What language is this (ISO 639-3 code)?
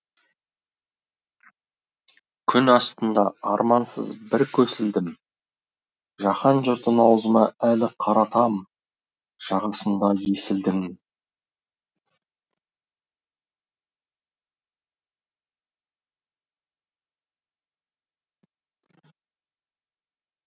kaz